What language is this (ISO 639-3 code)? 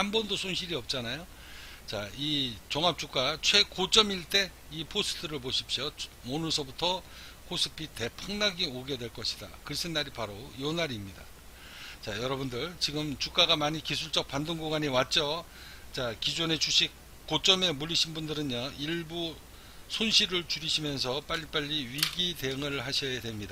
kor